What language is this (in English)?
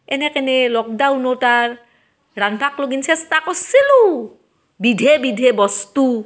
Assamese